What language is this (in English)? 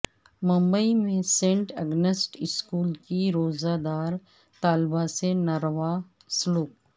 Urdu